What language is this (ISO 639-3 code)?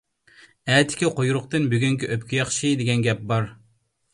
uig